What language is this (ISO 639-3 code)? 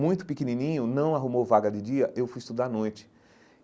por